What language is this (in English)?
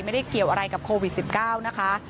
Thai